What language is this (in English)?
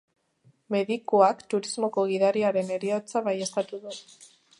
Basque